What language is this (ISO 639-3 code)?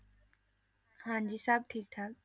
pan